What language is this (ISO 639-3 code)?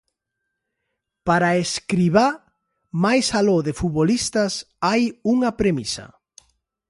glg